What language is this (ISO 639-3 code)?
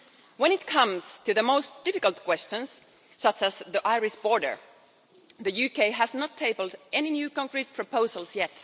eng